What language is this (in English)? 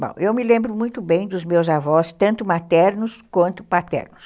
Portuguese